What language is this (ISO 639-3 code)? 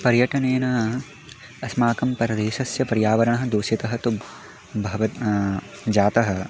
san